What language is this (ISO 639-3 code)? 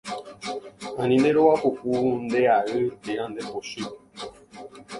grn